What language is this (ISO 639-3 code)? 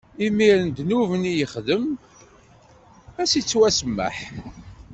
kab